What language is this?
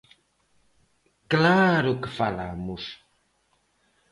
Galician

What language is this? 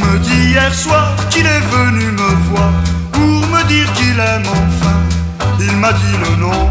French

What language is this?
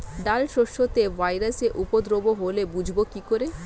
Bangla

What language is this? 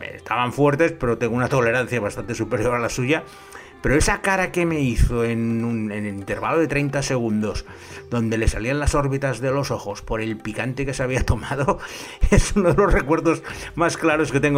Spanish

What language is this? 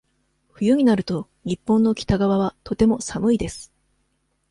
Japanese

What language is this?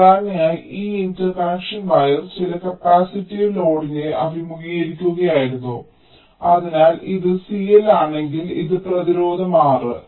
Malayalam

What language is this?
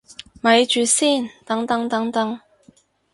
Cantonese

